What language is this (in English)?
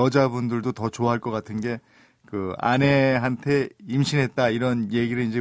Korean